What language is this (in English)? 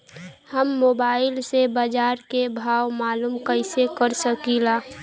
Bhojpuri